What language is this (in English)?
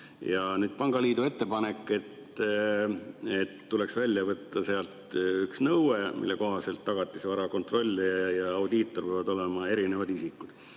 Estonian